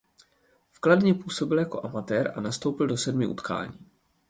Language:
Czech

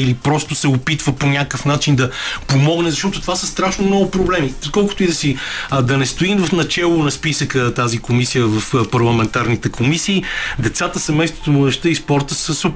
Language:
Bulgarian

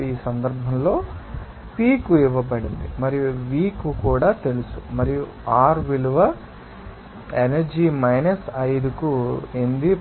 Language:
Telugu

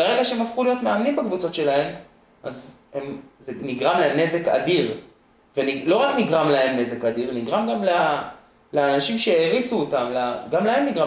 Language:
Hebrew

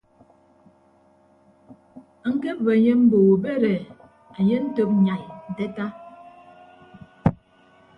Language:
Ibibio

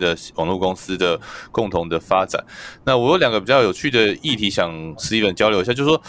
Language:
Chinese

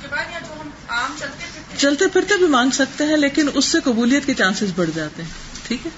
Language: Urdu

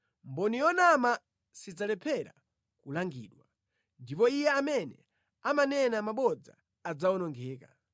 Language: Nyanja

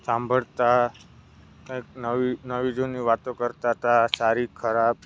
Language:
Gujarati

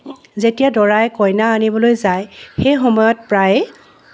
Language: Assamese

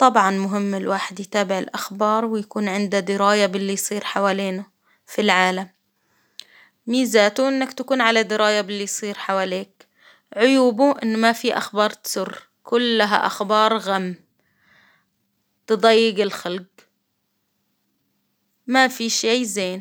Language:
Hijazi Arabic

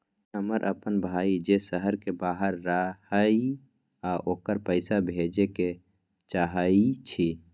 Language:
Magahi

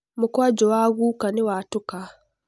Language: Kikuyu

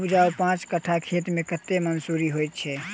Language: Maithili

